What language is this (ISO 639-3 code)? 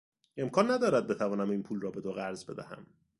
fas